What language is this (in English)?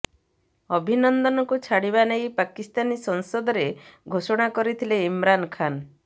Odia